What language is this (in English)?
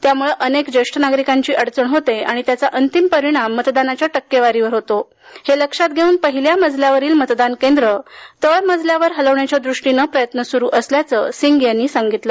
Marathi